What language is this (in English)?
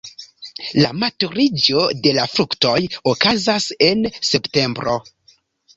Esperanto